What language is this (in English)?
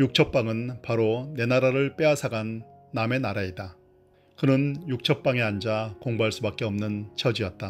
Korean